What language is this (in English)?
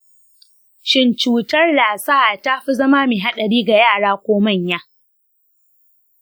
Hausa